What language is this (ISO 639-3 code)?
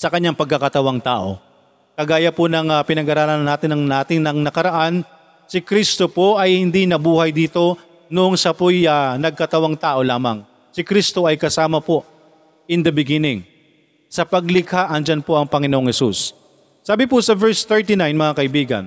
fil